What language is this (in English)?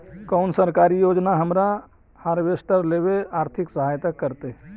Magahi